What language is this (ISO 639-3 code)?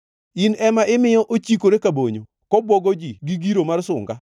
luo